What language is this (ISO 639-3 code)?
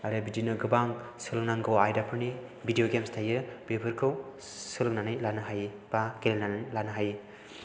brx